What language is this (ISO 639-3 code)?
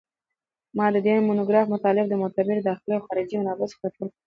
pus